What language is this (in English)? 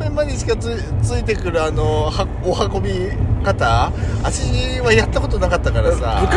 Japanese